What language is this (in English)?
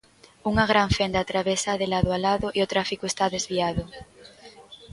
Galician